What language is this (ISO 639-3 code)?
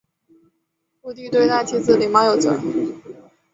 zho